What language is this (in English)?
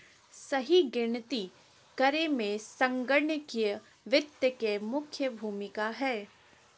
Magahi